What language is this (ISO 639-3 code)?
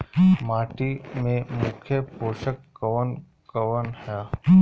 bho